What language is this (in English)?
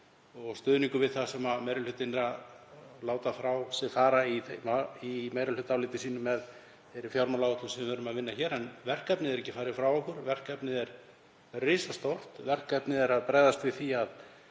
Icelandic